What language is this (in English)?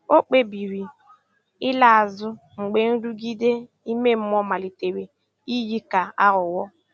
Igbo